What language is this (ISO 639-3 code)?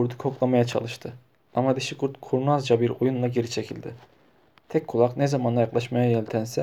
tur